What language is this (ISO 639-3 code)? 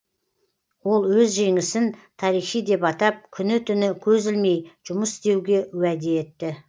kaz